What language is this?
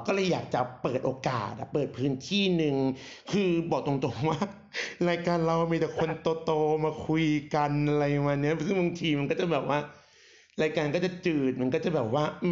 Thai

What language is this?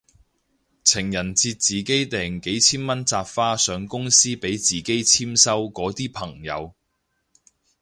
Cantonese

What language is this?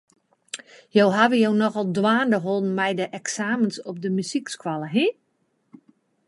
Western Frisian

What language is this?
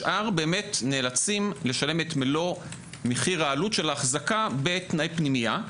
Hebrew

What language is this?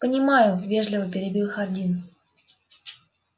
Russian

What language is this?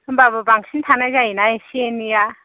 Bodo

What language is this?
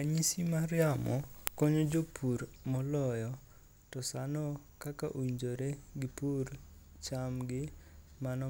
Luo (Kenya and Tanzania)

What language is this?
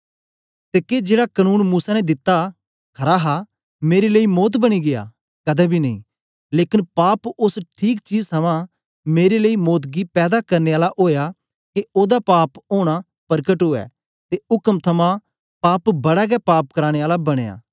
Dogri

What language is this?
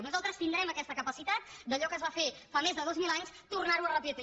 Catalan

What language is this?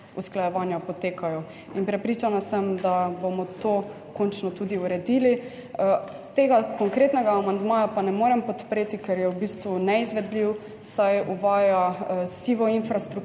Slovenian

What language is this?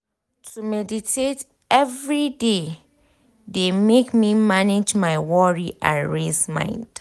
Nigerian Pidgin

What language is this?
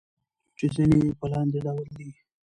Pashto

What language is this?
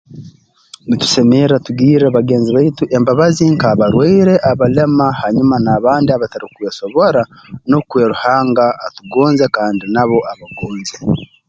Tooro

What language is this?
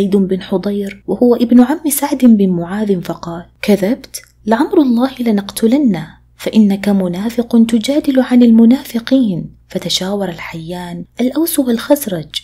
Arabic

